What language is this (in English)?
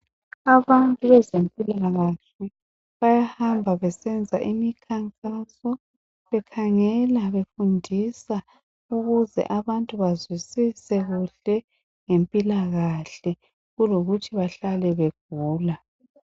North Ndebele